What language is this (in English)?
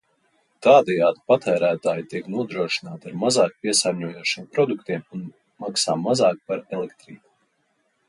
Latvian